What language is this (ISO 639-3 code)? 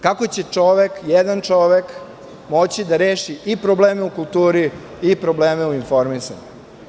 srp